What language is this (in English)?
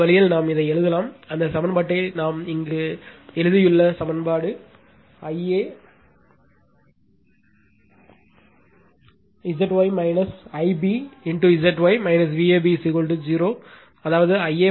Tamil